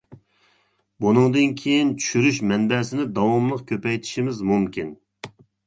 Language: Uyghur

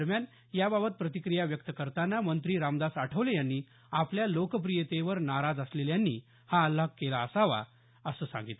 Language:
Marathi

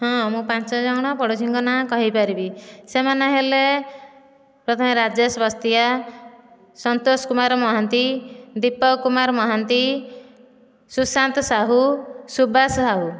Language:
Odia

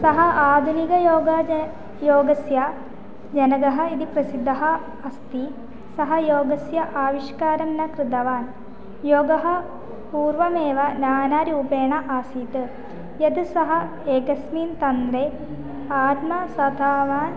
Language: Sanskrit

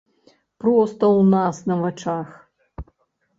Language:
Belarusian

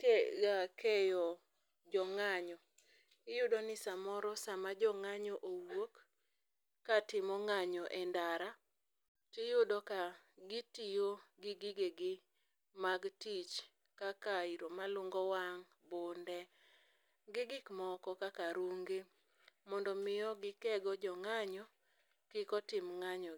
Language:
Luo (Kenya and Tanzania)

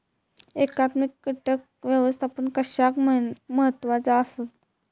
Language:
Marathi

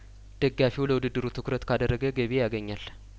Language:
Amharic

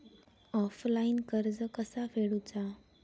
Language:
Marathi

